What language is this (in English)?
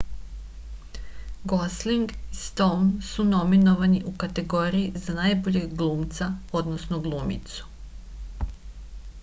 Serbian